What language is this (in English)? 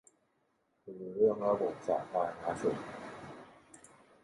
Thai